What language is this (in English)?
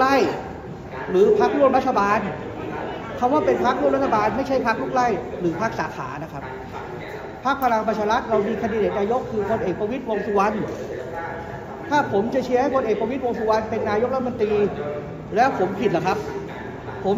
Thai